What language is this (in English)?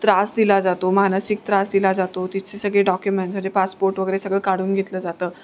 Marathi